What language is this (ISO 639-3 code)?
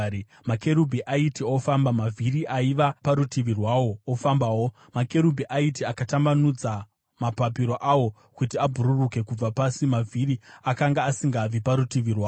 sna